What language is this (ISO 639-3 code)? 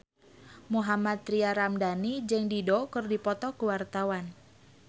sun